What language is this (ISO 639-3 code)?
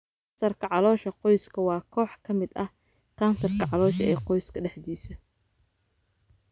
som